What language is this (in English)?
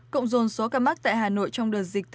Vietnamese